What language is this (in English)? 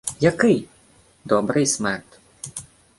Ukrainian